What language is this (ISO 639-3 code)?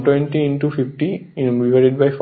ben